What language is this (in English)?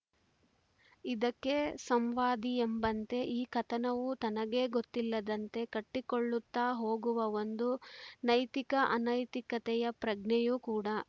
Kannada